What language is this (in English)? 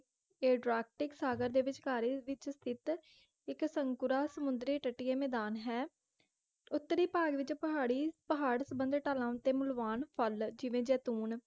Punjabi